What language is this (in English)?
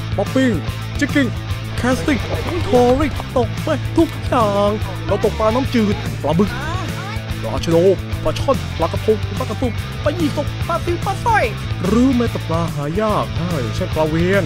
Thai